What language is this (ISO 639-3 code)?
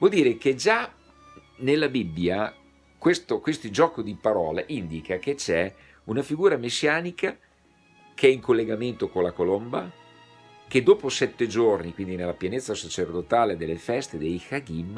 ita